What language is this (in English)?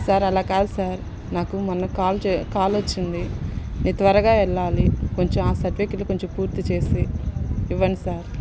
Telugu